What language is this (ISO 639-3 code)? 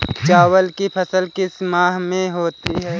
hin